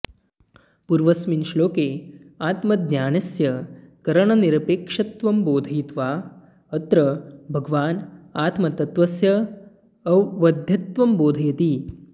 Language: Sanskrit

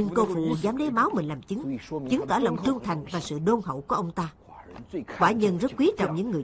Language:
Vietnamese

